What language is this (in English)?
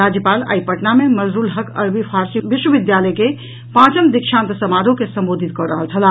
Maithili